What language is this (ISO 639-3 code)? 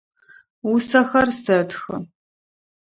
ady